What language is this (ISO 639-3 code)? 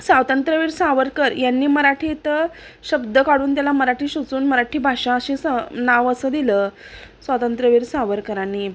mar